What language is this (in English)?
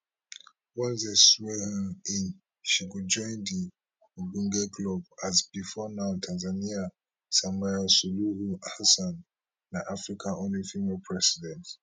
Nigerian Pidgin